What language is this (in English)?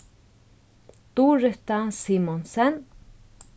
Faroese